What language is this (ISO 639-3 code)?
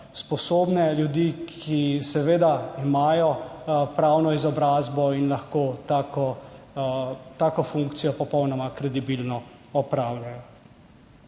slv